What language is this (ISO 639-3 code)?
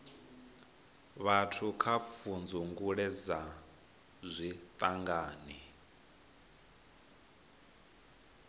ven